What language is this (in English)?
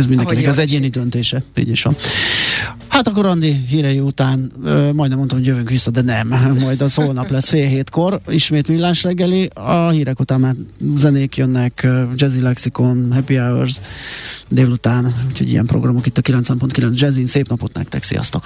Hungarian